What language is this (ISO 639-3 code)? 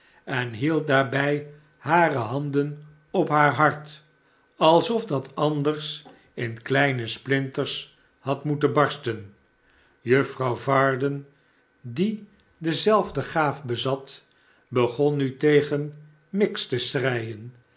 nld